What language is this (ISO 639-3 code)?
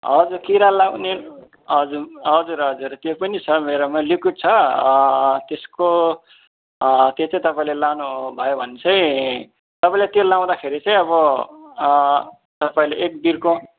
nep